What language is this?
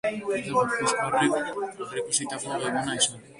Basque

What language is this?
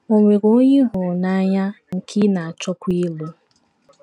Igbo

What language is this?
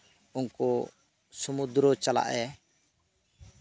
Santali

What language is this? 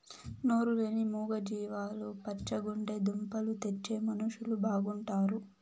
Telugu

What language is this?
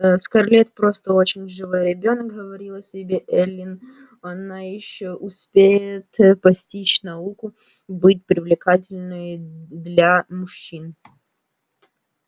Russian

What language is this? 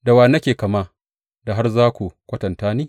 Hausa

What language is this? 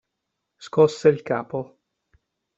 Italian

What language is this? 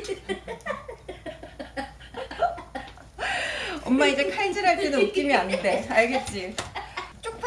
Korean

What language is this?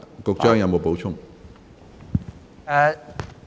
Cantonese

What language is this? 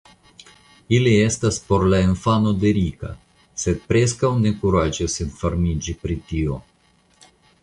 Esperanto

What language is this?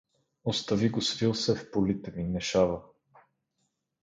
Bulgarian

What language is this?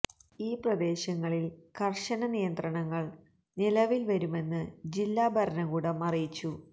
Malayalam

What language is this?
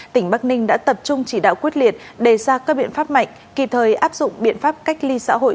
Vietnamese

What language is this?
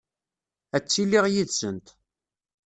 Kabyle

